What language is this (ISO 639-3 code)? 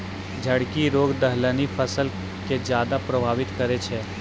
mai